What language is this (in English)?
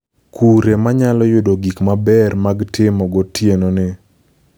Luo (Kenya and Tanzania)